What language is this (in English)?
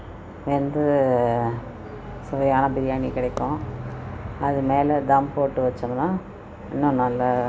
Tamil